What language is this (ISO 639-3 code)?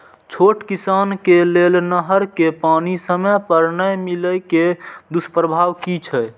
mai